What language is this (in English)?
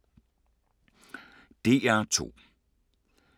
Danish